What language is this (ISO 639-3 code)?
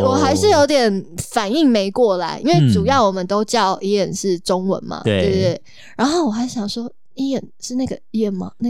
zho